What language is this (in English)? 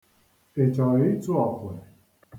Igbo